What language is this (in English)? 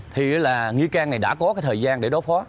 Vietnamese